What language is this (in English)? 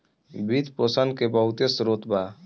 Bhojpuri